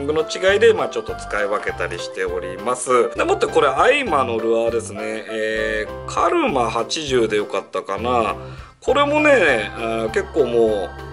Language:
Japanese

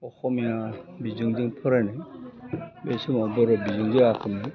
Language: Bodo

